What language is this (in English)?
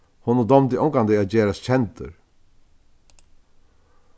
Faroese